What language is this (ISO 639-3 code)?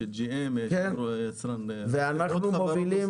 heb